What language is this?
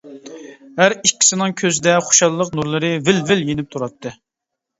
Uyghur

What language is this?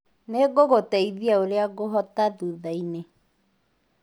Kikuyu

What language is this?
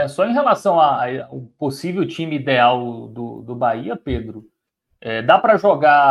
Portuguese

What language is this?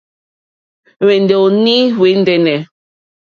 Mokpwe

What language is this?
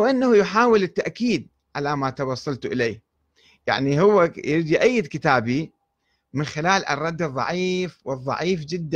Arabic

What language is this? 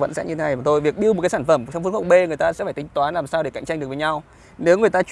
Vietnamese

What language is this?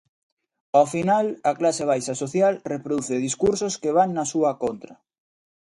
Galician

